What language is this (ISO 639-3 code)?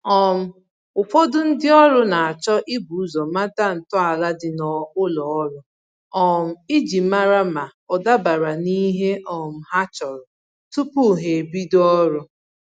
ibo